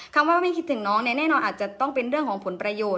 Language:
Thai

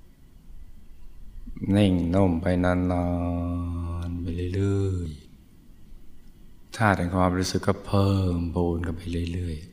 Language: Thai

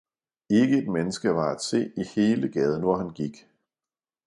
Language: Danish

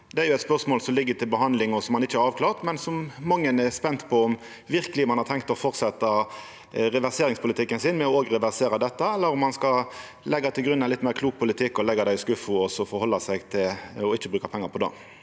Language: Norwegian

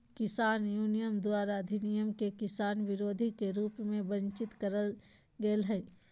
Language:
Magahi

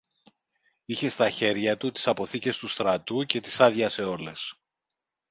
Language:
Greek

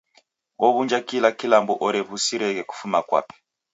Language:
Taita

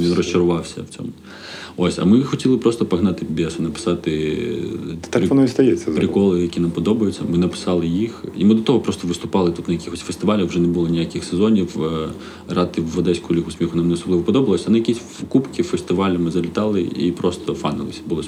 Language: Ukrainian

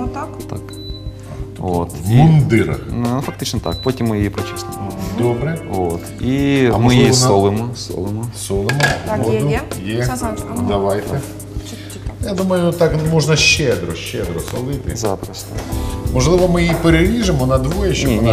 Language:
Ukrainian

